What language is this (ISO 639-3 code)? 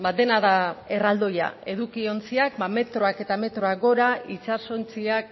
eus